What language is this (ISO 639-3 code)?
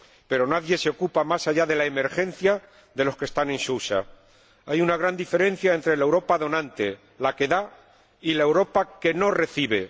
spa